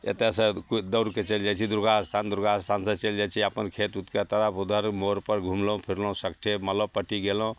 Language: Maithili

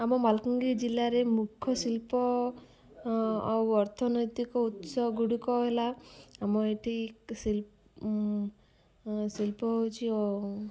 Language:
Odia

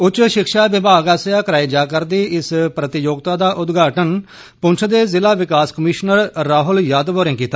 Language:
Dogri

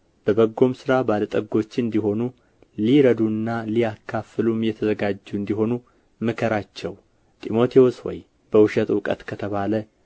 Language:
Amharic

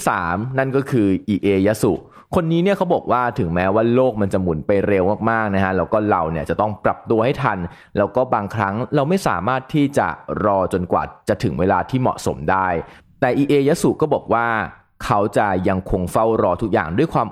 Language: Thai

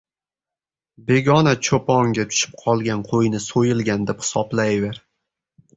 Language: Uzbek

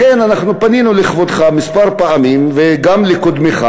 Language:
Hebrew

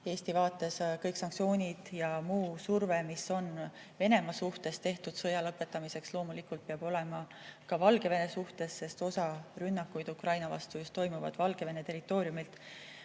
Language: Estonian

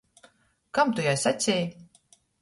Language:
Latgalian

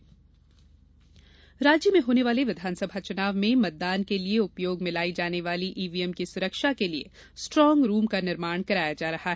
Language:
Hindi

